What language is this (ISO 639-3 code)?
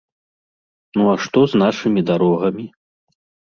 bel